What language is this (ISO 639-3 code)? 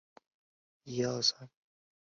zho